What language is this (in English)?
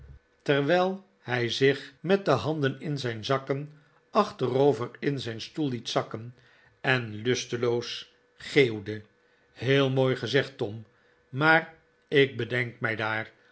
Dutch